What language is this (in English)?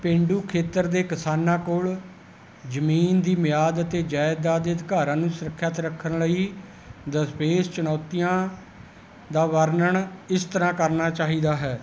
Punjabi